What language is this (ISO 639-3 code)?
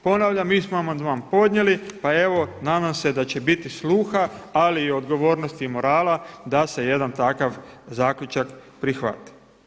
hrv